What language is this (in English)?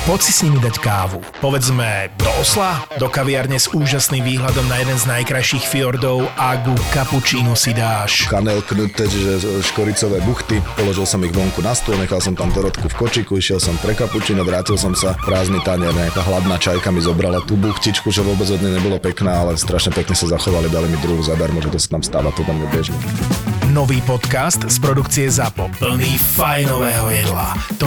Slovak